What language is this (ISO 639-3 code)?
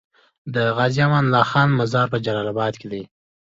pus